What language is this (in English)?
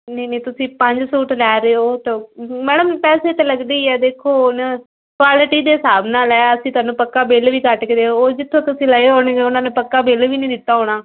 Punjabi